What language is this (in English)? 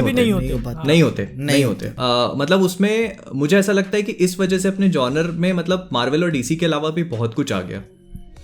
Hindi